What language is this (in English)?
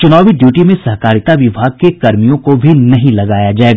Hindi